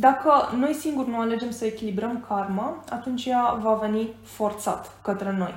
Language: Romanian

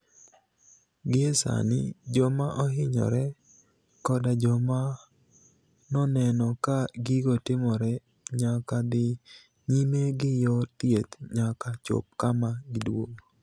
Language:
Luo (Kenya and Tanzania)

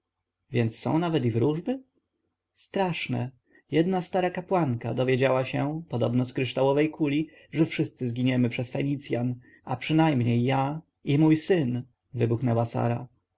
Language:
Polish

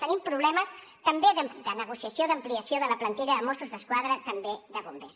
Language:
Catalan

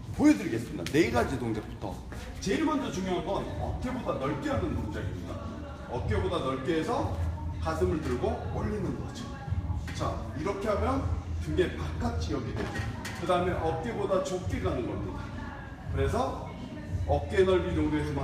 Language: Korean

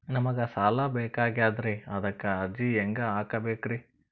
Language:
Kannada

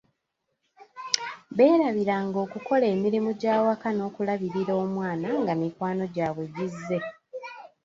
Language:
Ganda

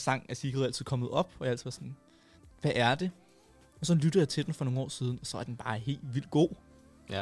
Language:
Danish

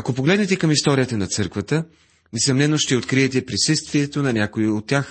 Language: Bulgarian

